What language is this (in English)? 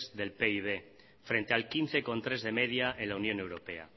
Spanish